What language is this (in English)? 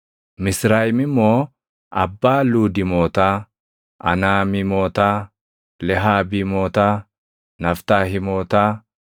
Oromo